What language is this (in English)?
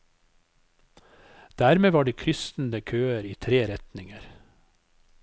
Norwegian